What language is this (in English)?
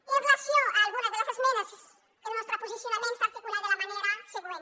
Catalan